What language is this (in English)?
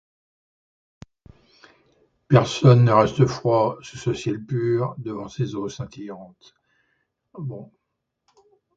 French